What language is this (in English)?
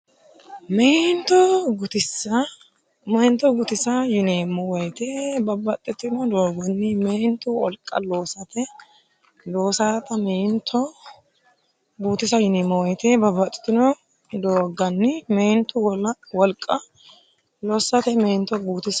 Sidamo